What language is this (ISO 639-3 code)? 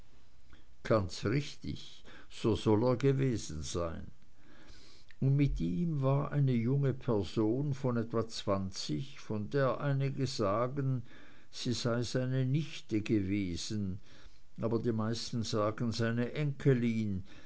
deu